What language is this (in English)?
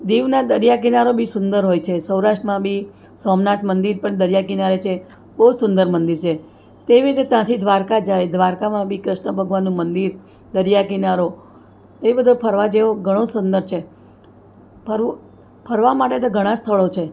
Gujarati